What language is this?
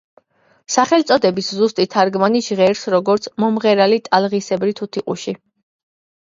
Georgian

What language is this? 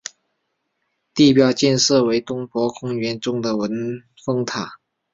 Chinese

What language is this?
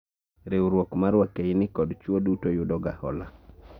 Luo (Kenya and Tanzania)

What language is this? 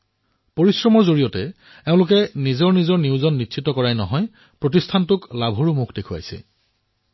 Assamese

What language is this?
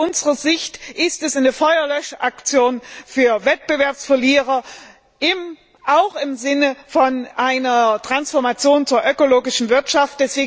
German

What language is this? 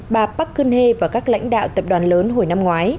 Vietnamese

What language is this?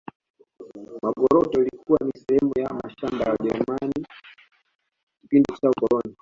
Swahili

